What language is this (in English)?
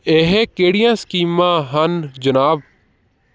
Punjabi